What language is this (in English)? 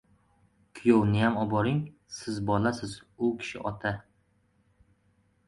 Uzbek